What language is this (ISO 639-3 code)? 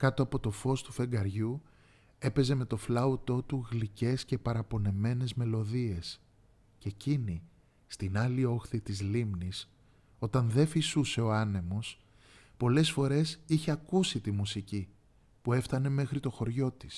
ell